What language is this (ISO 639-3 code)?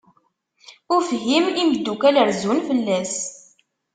kab